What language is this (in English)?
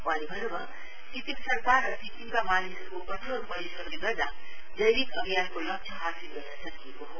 Nepali